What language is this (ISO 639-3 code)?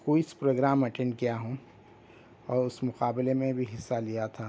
urd